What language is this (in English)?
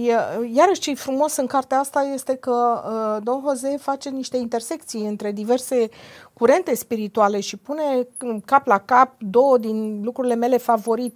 Romanian